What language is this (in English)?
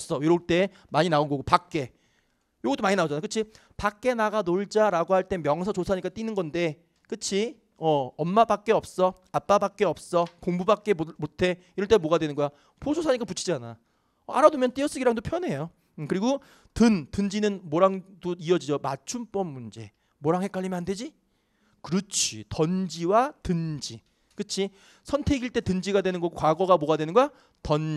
Korean